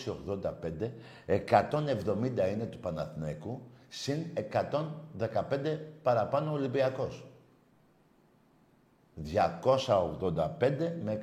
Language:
Greek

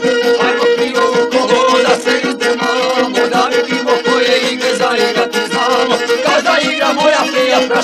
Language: Romanian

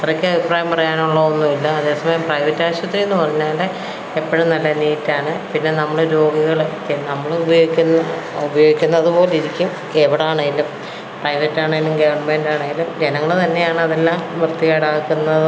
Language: Malayalam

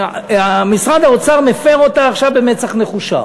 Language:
Hebrew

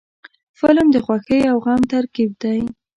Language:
Pashto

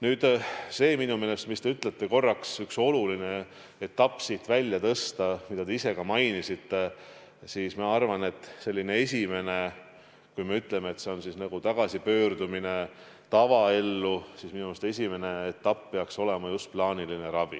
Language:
Estonian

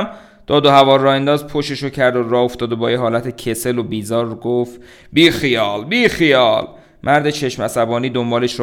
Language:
Persian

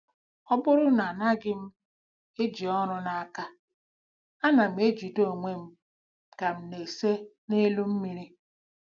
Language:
Igbo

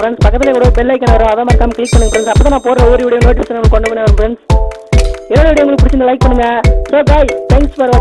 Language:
Tamil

